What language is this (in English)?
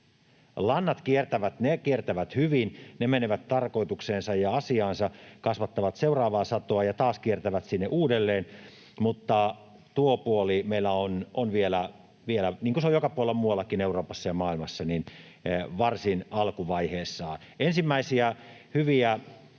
Finnish